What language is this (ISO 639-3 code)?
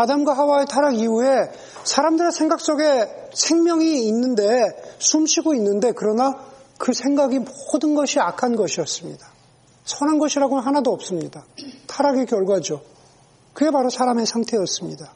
kor